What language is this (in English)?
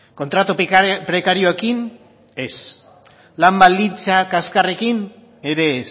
Basque